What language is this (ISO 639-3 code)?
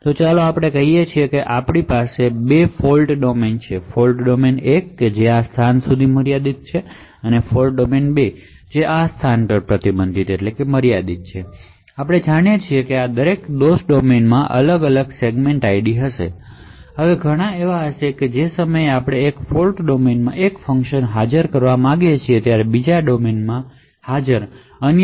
guj